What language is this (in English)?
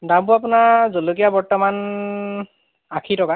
Assamese